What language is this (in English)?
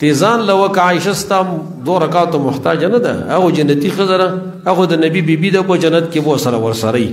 Arabic